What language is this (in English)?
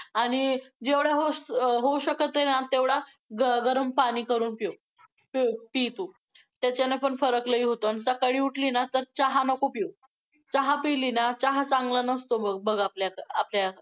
Marathi